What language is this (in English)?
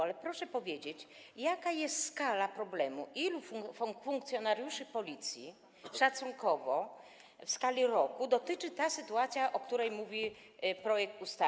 Polish